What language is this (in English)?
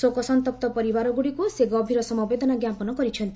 Odia